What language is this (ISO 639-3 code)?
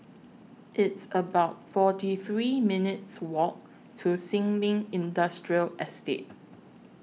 eng